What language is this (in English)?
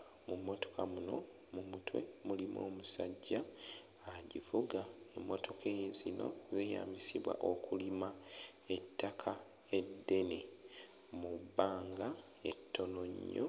Ganda